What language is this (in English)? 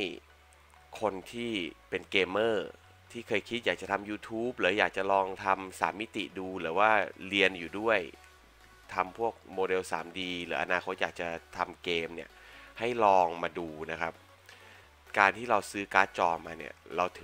Thai